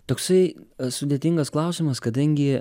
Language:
Lithuanian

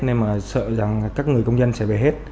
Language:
Vietnamese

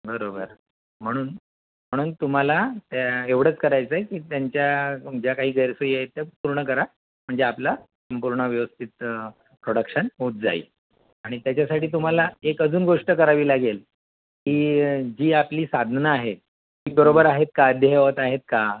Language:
Marathi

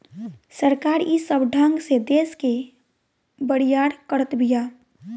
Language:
Bhojpuri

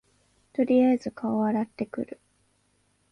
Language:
Japanese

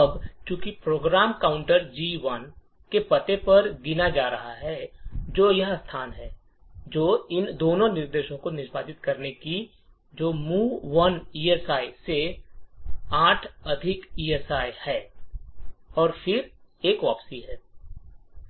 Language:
Hindi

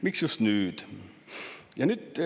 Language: Estonian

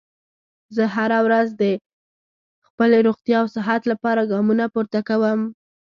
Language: Pashto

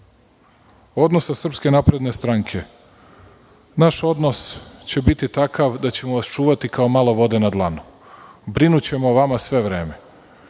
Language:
Serbian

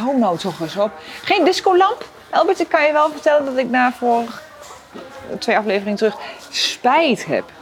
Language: Dutch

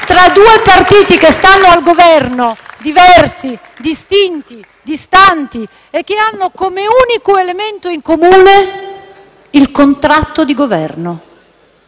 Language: Italian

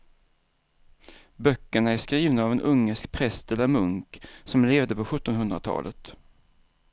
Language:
Swedish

